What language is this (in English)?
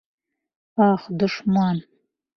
Bashkir